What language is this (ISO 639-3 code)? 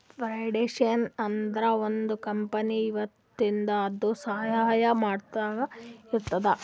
kan